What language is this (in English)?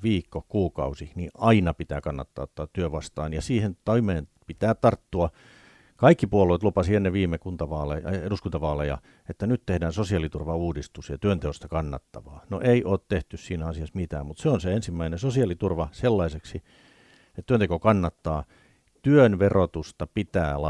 Finnish